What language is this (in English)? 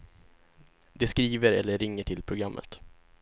Swedish